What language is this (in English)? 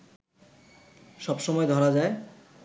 Bangla